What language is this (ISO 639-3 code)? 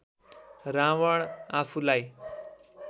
nep